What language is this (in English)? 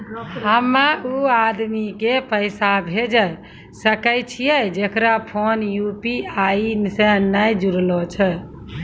Maithili